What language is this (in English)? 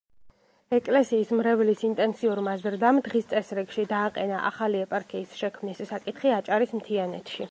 Georgian